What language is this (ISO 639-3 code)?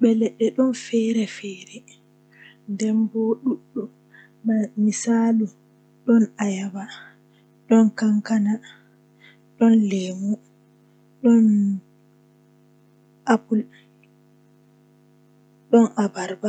fuh